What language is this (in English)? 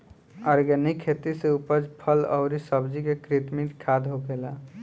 Bhojpuri